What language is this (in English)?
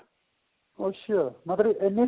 Punjabi